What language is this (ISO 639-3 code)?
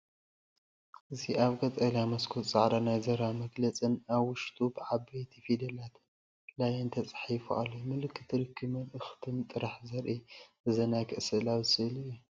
tir